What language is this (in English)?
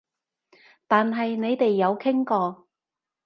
Cantonese